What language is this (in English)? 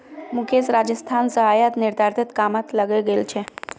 Magahi